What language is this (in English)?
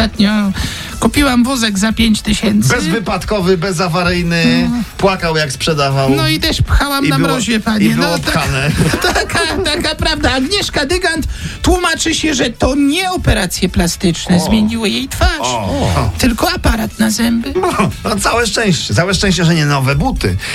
Polish